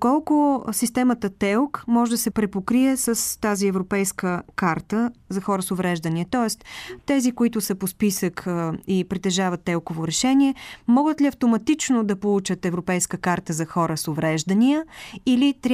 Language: Bulgarian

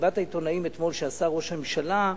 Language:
Hebrew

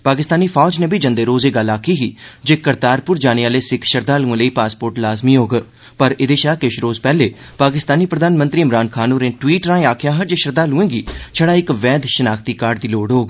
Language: Dogri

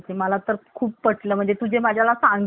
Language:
Marathi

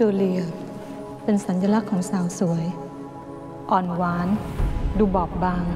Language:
Thai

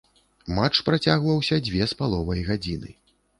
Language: Belarusian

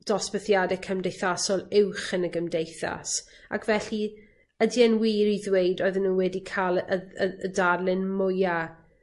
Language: Welsh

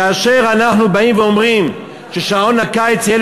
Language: Hebrew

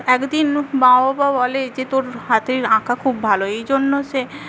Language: Bangla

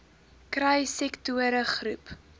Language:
Afrikaans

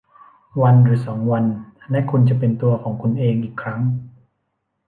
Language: Thai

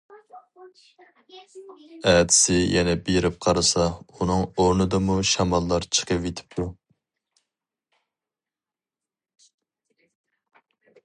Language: Uyghur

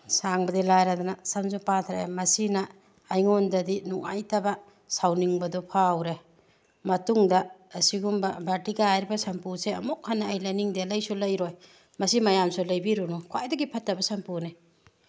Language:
Manipuri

